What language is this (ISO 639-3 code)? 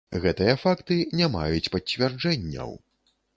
bel